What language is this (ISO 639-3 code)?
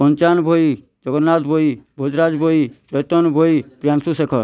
ori